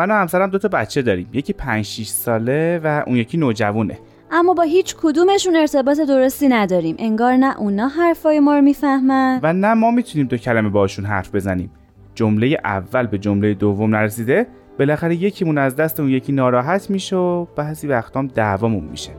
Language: Persian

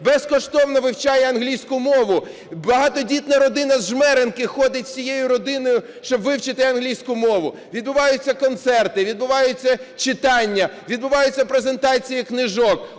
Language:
Ukrainian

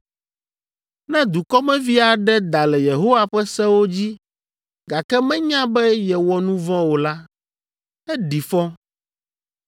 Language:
Ewe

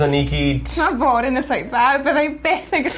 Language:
Welsh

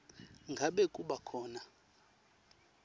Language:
Swati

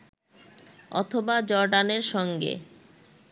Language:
Bangla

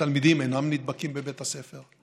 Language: Hebrew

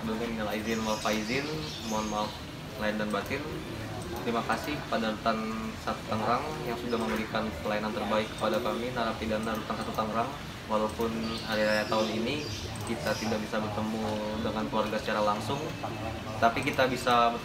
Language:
Indonesian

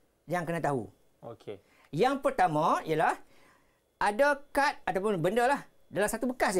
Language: Malay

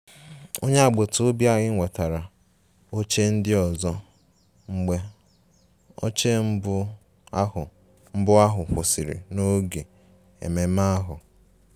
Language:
Igbo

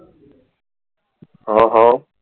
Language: Gujarati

